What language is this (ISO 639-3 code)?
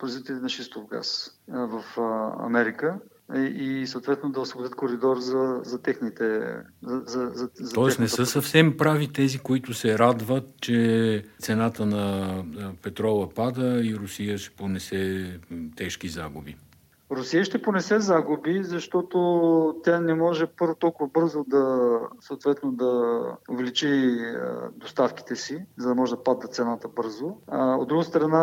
bul